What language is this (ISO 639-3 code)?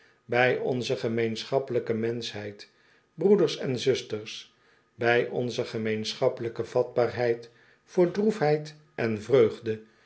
nld